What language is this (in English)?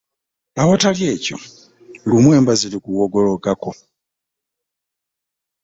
Ganda